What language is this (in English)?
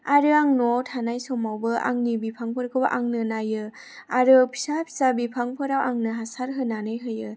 Bodo